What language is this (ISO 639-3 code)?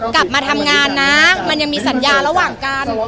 tha